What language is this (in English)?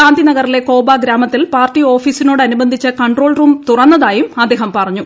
Malayalam